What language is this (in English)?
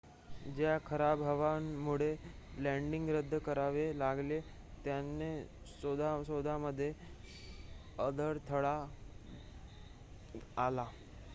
Marathi